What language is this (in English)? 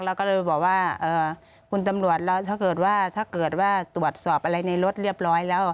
Thai